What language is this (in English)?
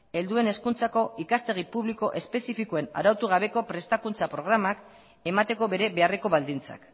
Basque